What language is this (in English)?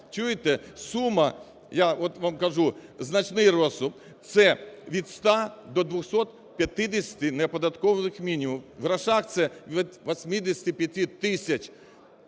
Ukrainian